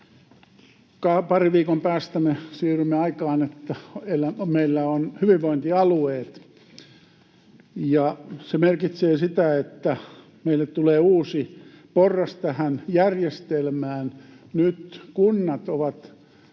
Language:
Finnish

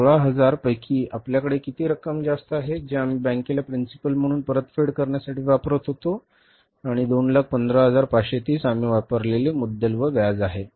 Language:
Marathi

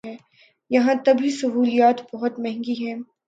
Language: Urdu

